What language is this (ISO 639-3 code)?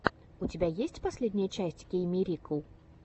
rus